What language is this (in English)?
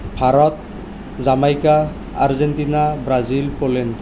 Assamese